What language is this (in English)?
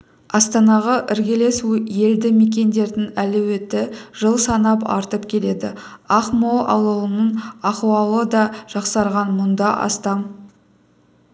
Kazakh